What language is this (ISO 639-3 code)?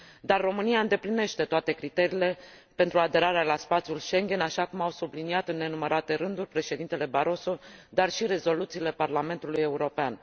ron